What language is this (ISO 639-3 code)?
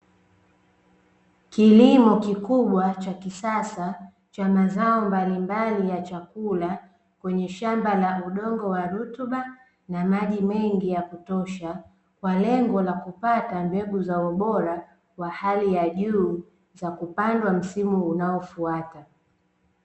swa